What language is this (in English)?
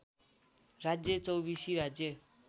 Nepali